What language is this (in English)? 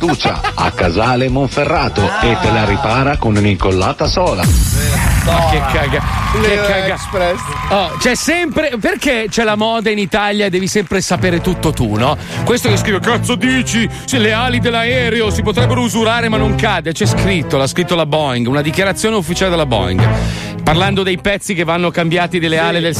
Italian